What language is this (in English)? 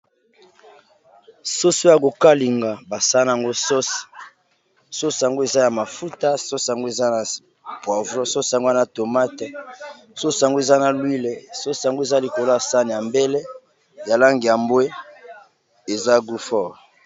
Lingala